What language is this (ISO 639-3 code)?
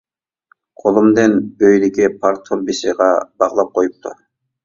uig